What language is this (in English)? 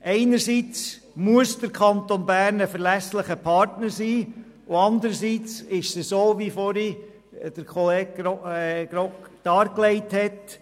Swiss German